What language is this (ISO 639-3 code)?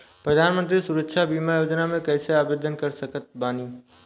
bho